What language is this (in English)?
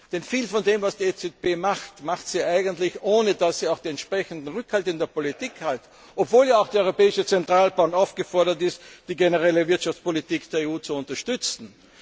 German